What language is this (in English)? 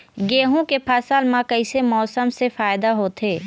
Chhattisgarhi